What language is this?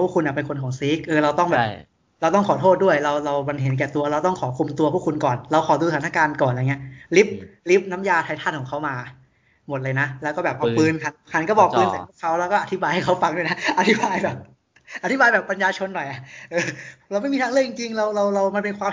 Thai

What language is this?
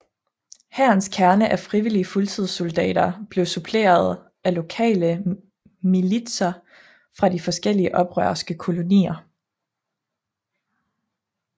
Danish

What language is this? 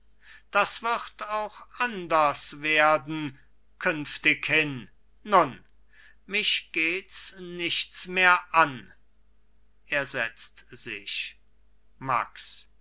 German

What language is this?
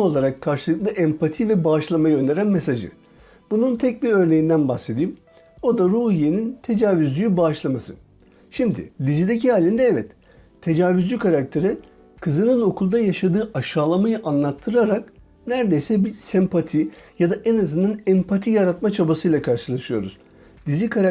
Turkish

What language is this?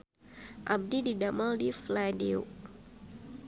Sundanese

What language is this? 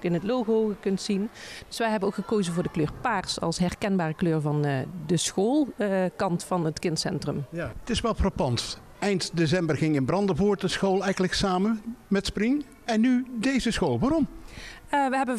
Dutch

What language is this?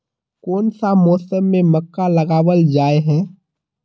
Magahi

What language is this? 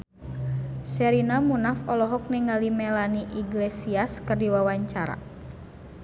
Sundanese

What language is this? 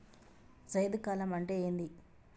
Telugu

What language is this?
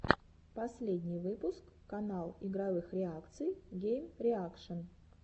Russian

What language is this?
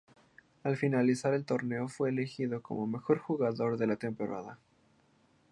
Spanish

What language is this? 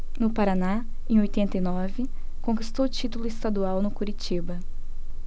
Portuguese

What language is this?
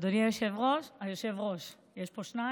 Hebrew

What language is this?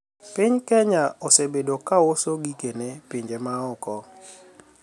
Luo (Kenya and Tanzania)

